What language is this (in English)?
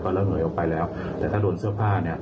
Thai